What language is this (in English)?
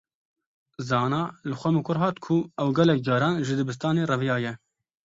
Kurdish